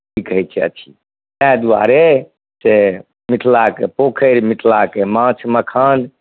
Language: Maithili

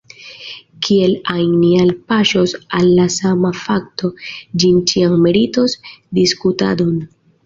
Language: Esperanto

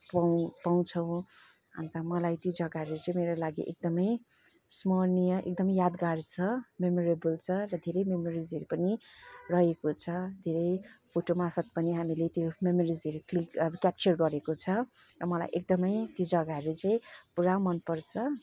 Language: Nepali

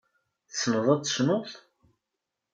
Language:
Kabyle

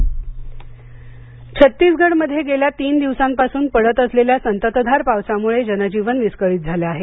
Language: Marathi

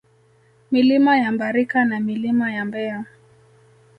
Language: Swahili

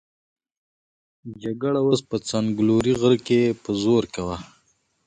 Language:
Pashto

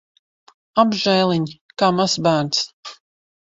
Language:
Latvian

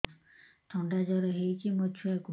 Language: Odia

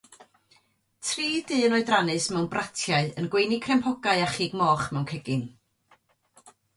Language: Welsh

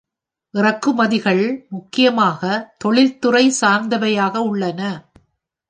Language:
Tamil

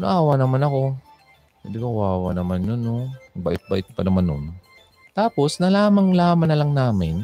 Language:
Filipino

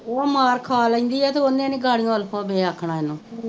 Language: Punjabi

